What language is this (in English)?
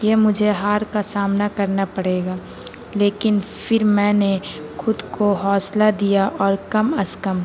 Urdu